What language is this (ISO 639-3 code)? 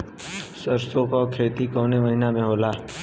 bho